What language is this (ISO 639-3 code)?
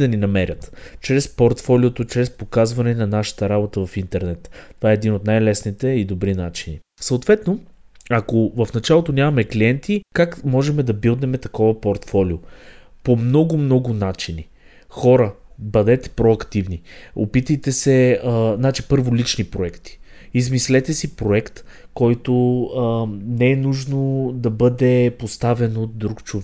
bul